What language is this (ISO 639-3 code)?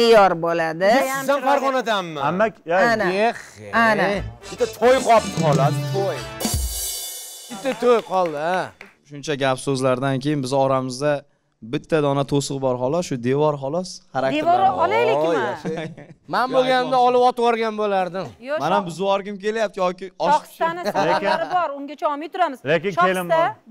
tur